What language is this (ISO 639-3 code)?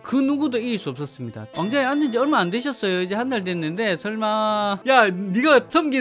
kor